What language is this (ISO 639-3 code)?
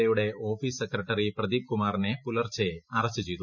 mal